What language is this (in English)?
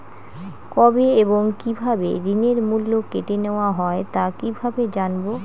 Bangla